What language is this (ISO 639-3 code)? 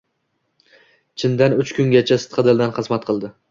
uzb